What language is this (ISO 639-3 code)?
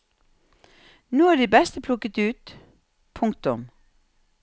nor